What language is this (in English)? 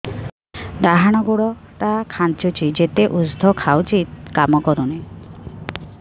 Odia